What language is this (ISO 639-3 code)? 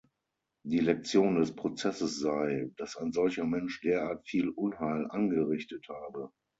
deu